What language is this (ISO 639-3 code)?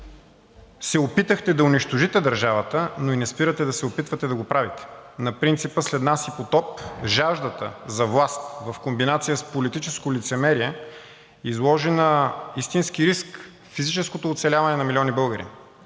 bul